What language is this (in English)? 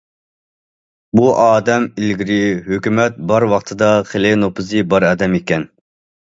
Uyghur